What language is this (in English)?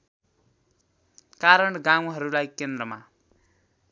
Nepali